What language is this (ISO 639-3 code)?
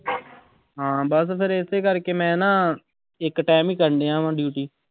pan